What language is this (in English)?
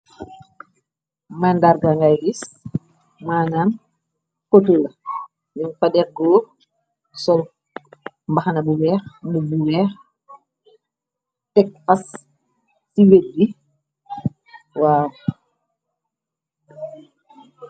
Wolof